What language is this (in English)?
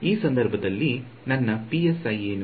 Kannada